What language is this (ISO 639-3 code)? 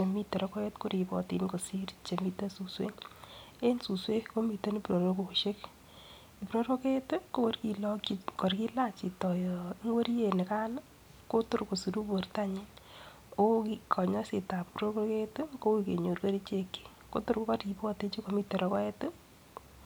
kln